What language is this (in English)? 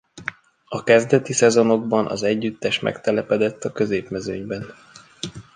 Hungarian